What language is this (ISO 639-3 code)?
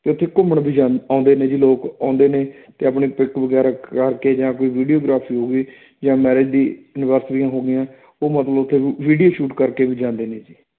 pan